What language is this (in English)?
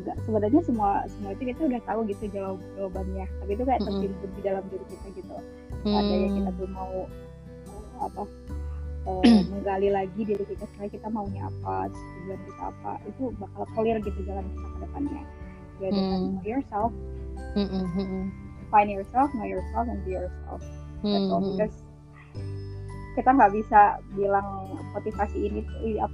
Indonesian